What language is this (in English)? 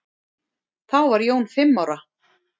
Icelandic